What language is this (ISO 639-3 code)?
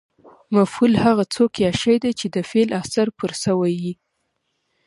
pus